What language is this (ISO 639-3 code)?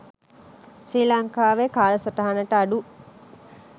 sin